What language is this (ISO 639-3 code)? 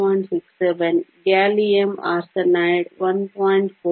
kan